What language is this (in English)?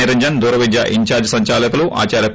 Telugu